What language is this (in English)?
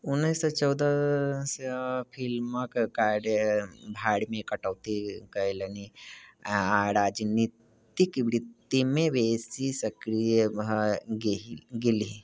Maithili